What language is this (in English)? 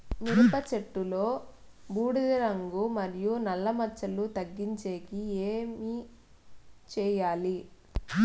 Telugu